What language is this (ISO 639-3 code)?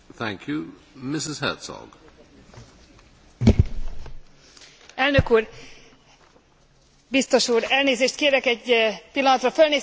hun